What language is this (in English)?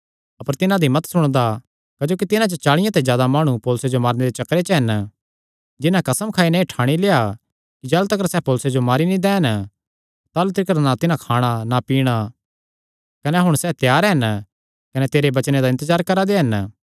Kangri